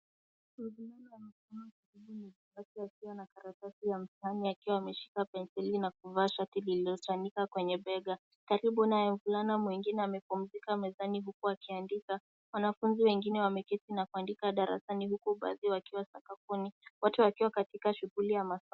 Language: Swahili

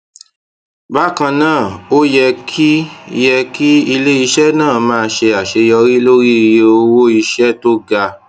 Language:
Yoruba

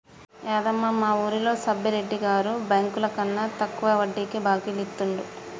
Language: Telugu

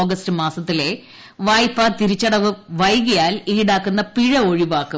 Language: Malayalam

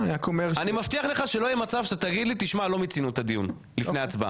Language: Hebrew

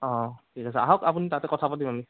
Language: Assamese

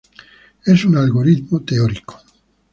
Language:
Spanish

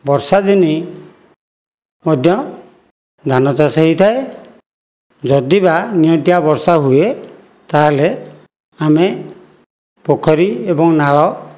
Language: Odia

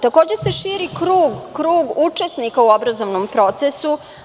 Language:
Serbian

